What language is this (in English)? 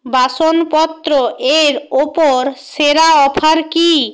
Bangla